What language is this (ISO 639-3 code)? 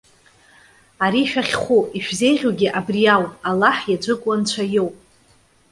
abk